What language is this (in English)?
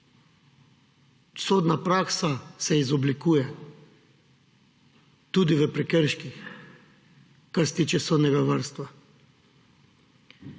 Slovenian